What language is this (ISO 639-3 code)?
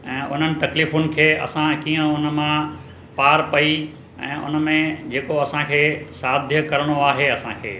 snd